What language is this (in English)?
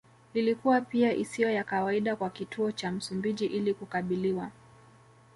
Swahili